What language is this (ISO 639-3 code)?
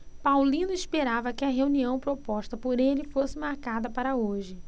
por